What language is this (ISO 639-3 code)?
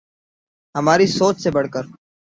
urd